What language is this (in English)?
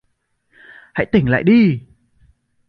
Vietnamese